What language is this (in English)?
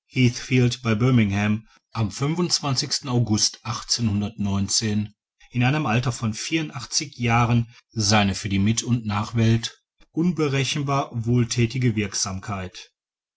German